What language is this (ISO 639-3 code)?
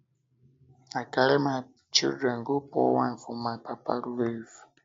pcm